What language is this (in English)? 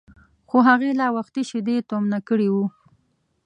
Pashto